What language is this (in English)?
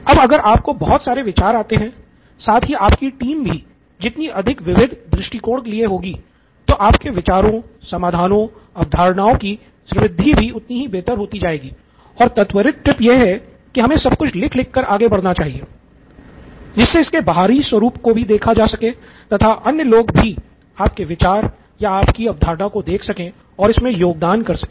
Hindi